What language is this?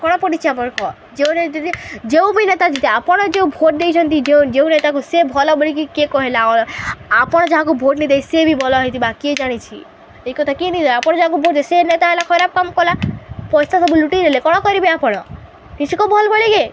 Odia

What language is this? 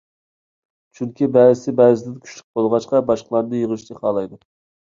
Uyghur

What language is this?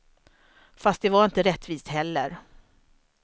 Swedish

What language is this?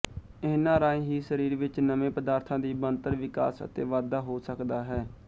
Punjabi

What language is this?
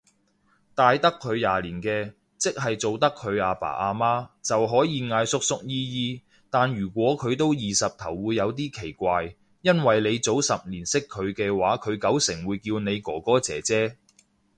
Cantonese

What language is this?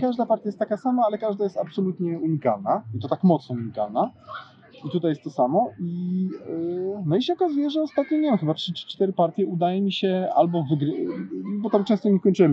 Polish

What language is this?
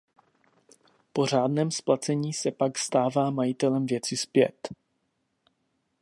Czech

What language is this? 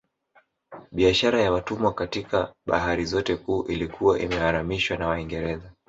Swahili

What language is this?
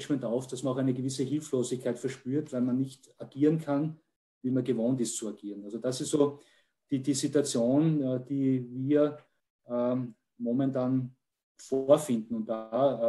German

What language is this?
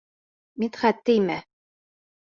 Bashkir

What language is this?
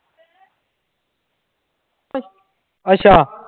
Punjabi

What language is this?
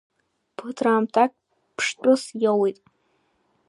Abkhazian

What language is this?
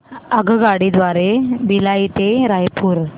Marathi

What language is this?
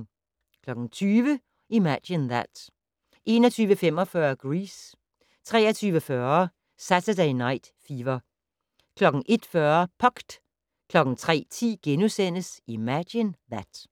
Danish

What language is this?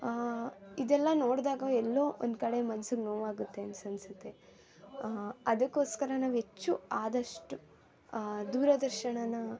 Kannada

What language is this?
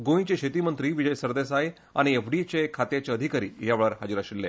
Konkani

